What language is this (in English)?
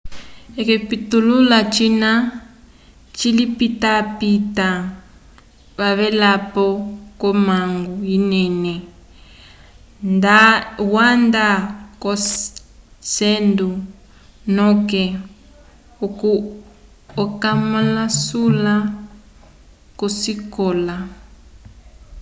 Umbundu